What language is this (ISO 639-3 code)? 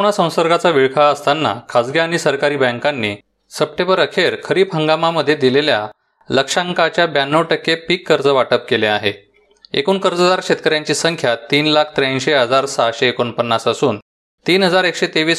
mar